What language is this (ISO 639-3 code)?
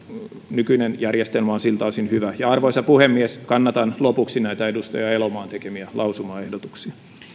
fin